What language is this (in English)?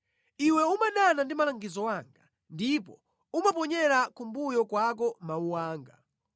Nyanja